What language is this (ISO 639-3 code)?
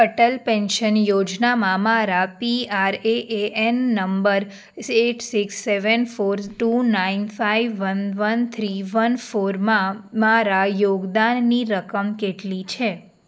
guj